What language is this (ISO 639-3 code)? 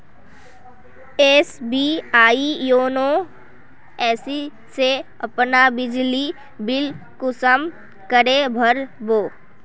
mag